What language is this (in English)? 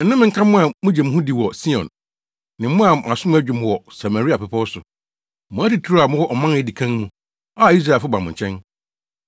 Akan